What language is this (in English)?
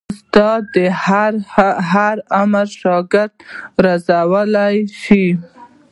Pashto